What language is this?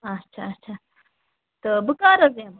Kashmiri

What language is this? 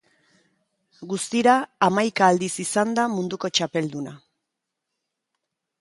Basque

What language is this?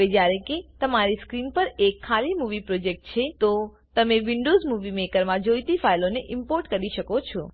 Gujarati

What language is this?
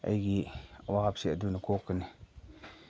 Manipuri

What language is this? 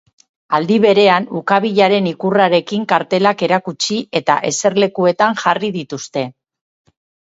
Basque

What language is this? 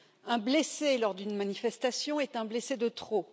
French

